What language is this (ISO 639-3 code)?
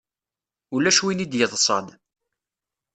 kab